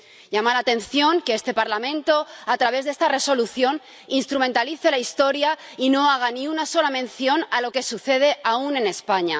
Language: Spanish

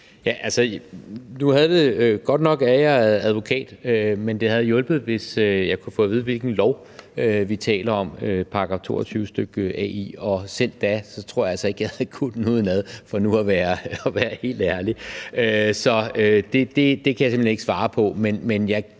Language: Danish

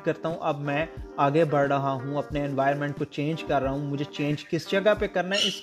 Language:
Urdu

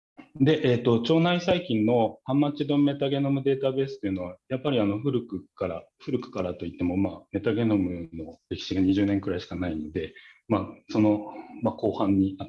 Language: Japanese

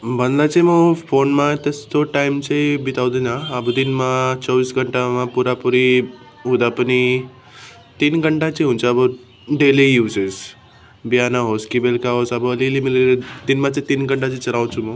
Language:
Nepali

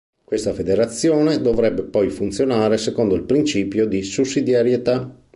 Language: Italian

